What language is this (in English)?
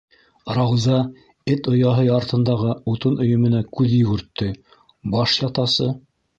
Bashkir